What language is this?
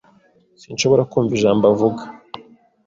Kinyarwanda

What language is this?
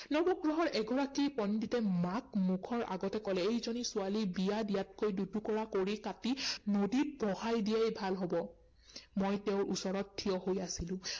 Assamese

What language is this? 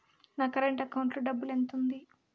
Telugu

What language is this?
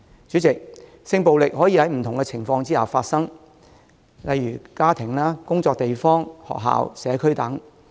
Cantonese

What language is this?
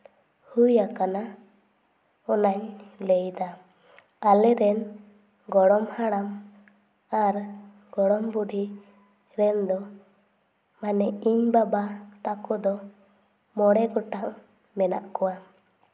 Santali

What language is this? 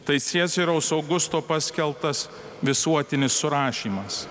Lithuanian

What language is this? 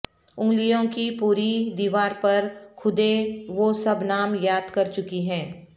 Urdu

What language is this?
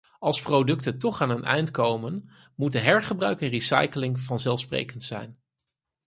Dutch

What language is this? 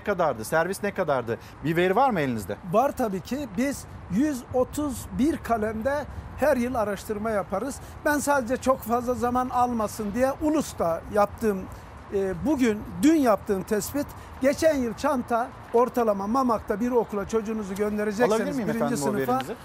Turkish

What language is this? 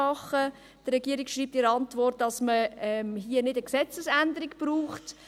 Swiss German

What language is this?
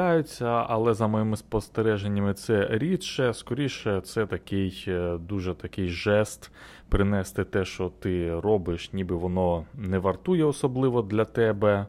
Ukrainian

